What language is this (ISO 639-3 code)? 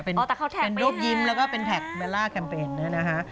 tha